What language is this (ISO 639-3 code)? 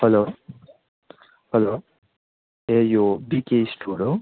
nep